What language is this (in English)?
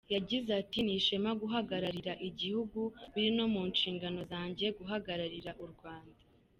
Kinyarwanda